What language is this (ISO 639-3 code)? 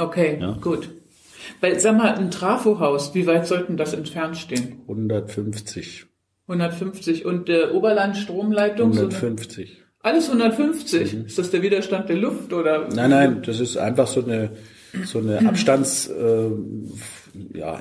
deu